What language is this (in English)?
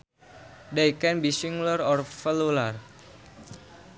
Sundanese